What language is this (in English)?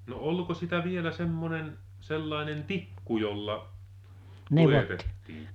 Finnish